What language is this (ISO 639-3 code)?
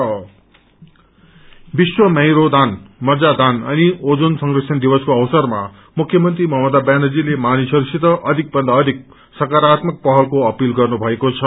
nep